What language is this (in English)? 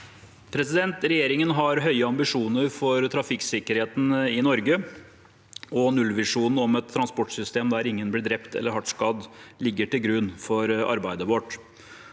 Norwegian